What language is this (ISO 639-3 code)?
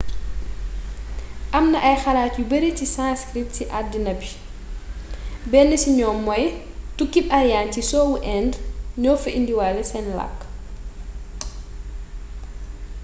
wol